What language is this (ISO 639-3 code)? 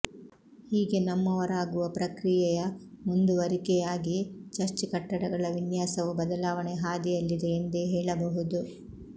kan